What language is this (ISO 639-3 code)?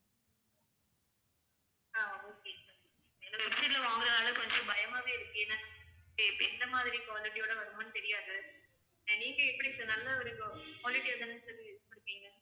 tam